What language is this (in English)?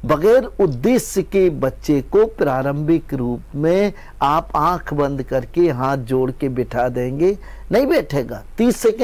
Hindi